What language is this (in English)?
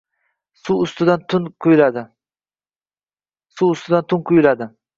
Uzbek